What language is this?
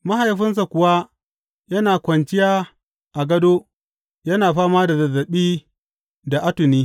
Hausa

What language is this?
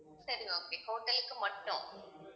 Tamil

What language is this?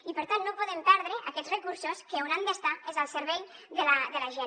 Catalan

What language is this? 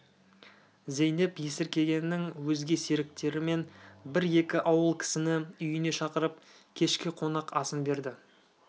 Kazakh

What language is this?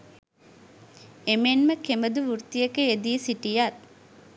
Sinhala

